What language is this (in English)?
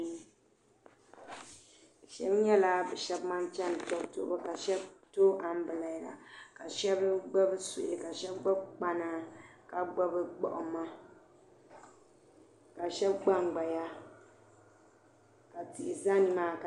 Dagbani